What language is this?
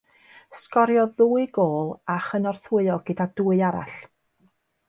Welsh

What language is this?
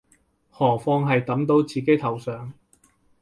Cantonese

